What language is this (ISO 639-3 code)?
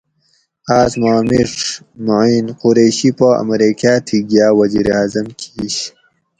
gwc